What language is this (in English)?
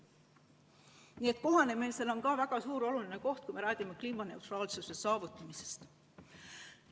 Estonian